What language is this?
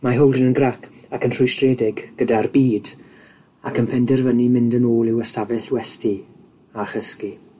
Welsh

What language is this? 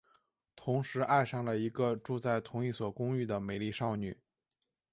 Chinese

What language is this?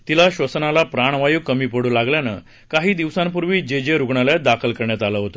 Marathi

